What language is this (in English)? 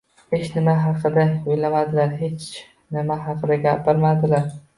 Uzbek